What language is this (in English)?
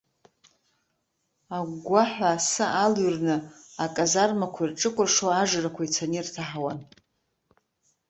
Abkhazian